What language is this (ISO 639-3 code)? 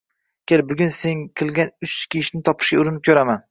uzb